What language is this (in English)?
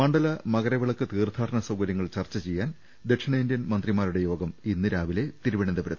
Malayalam